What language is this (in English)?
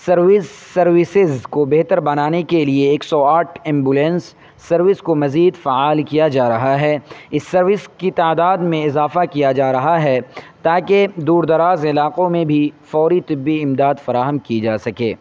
Urdu